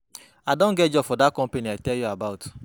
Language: Nigerian Pidgin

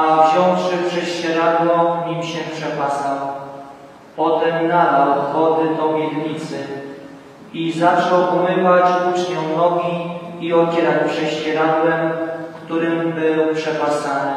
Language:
Polish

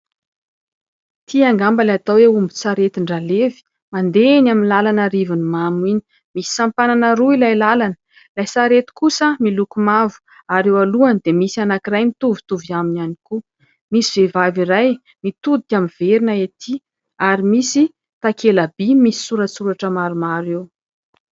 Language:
Malagasy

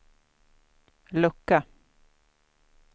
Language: Swedish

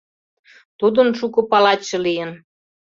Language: Mari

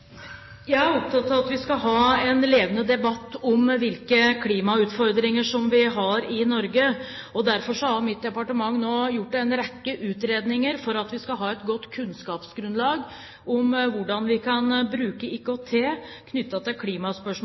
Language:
Norwegian Bokmål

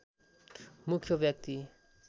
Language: Nepali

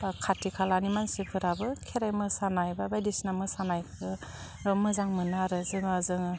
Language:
Bodo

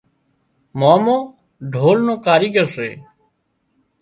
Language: Wadiyara Koli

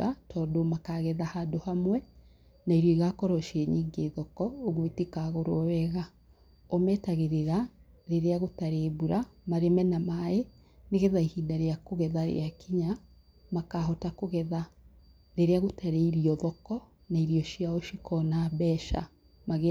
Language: Kikuyu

